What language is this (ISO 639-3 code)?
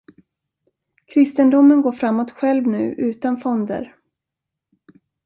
swe